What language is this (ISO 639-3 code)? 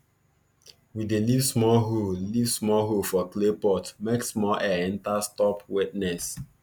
pcm